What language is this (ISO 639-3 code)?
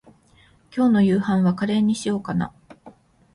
jpn